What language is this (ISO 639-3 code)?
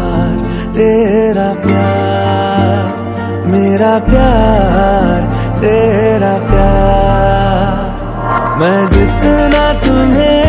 hin